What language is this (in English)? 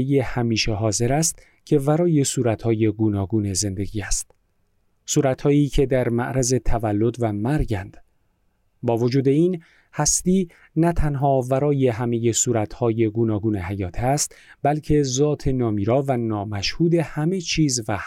Persian